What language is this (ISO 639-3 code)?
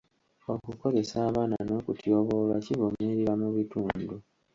lug